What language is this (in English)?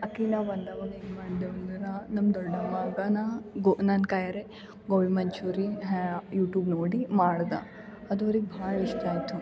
Kannada